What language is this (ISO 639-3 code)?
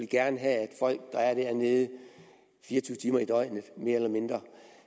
dan